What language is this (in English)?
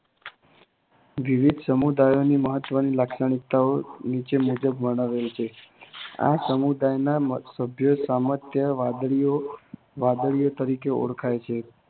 Gujarati